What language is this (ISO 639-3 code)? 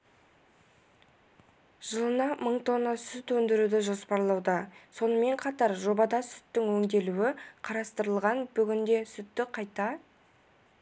kaz